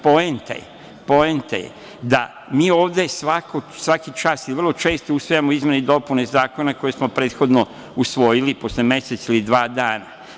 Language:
Serbian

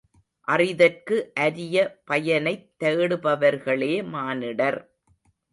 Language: Tamil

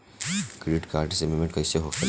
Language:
Bhojpuri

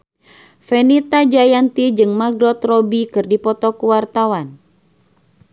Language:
Sundanese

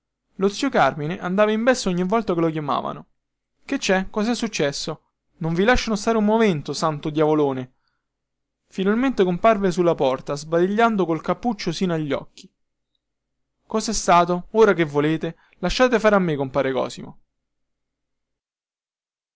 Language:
Italian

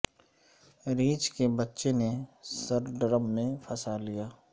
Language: Urdu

